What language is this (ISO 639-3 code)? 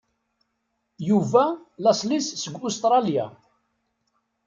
kab